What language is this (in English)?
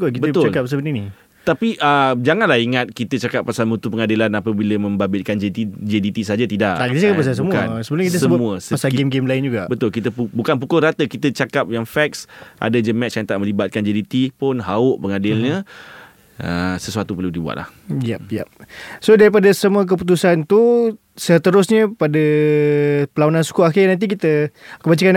Malay